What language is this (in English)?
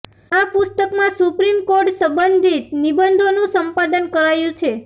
Gujarati